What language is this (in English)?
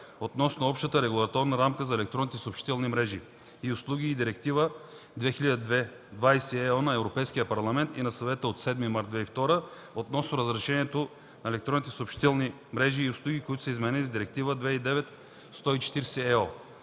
Bulgarian